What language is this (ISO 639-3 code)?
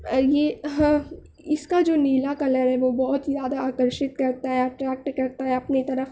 urd